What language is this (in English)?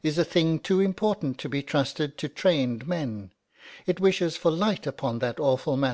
English